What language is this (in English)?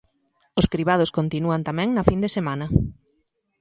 Galician